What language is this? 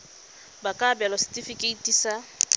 Tswana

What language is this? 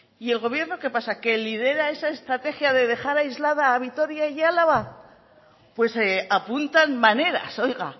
Spanish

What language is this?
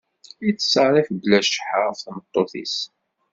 Kabyle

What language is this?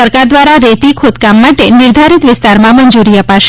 Gujarati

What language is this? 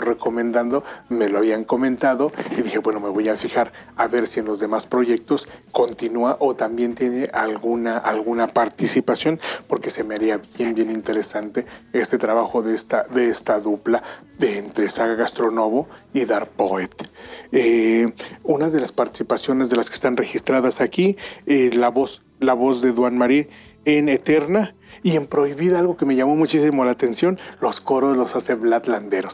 Spanish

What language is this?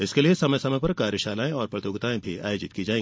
Hindi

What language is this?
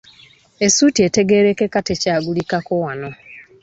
Ganda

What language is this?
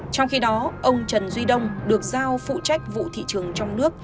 Vietnamese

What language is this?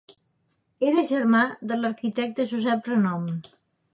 Catalan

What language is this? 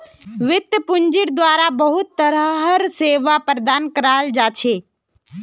Magahi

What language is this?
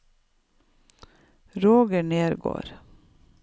Norwegian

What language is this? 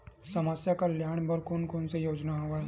Chhattisgarhi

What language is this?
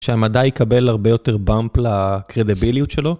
Hebrew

